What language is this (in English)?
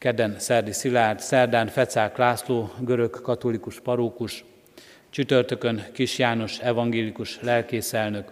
Hungarian